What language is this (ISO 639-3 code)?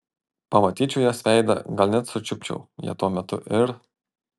lit